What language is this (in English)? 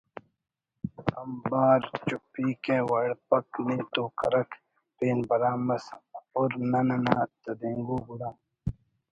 Brahui